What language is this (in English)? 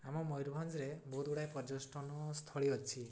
Odia